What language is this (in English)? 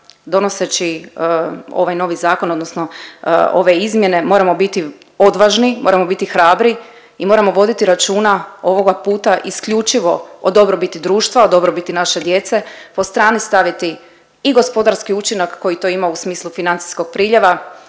Croatian